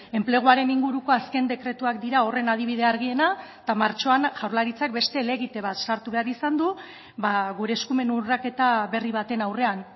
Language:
Basque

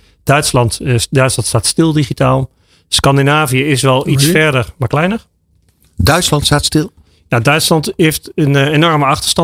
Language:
Dutch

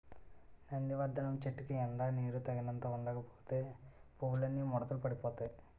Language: Telugu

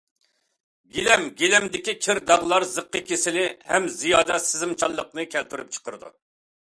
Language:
Uyghur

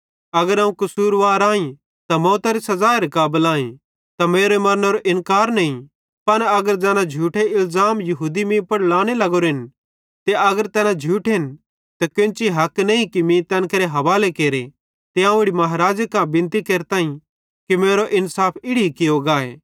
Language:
Bhadrawahi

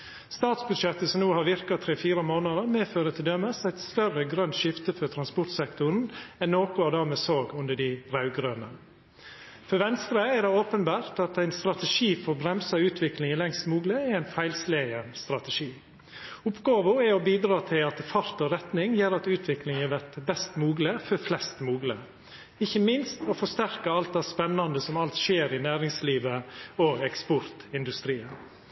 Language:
Norwegian Nynorsk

